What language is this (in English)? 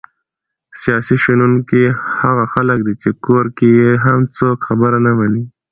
Pashto